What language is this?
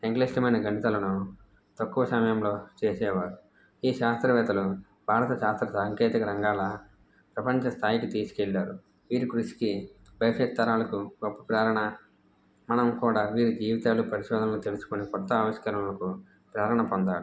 Telugu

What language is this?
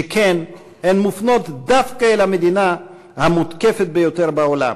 Hebrew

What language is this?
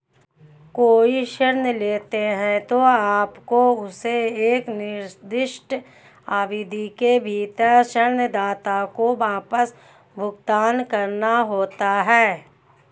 Hindi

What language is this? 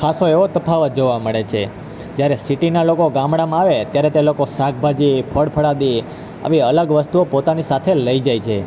Gujarati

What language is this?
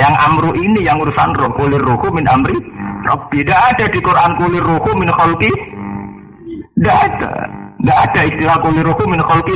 Indonesian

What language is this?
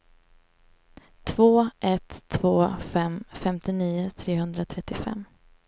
Swedish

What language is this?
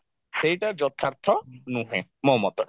Odia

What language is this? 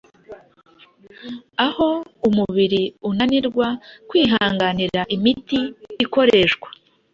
Kinyarwanda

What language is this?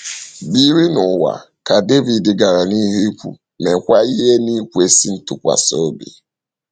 Igbo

